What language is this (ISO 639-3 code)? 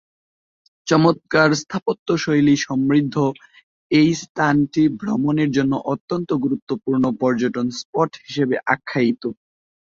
ben